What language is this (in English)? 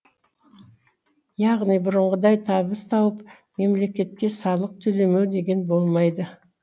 Kazakh